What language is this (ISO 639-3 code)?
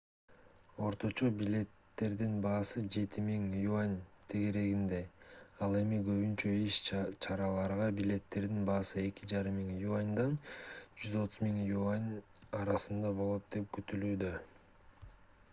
kir